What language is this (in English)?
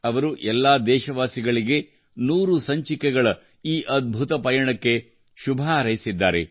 Kannada